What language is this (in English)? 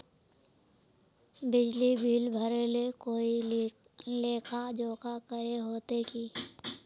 Magahi